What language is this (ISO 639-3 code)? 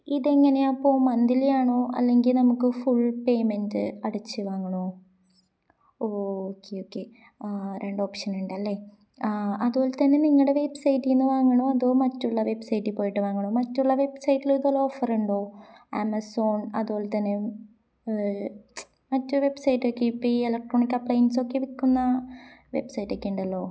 mal